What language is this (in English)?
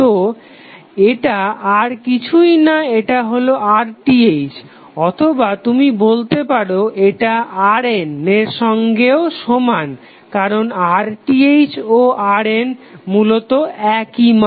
Bangla